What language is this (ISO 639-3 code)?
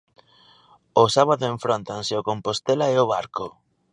glg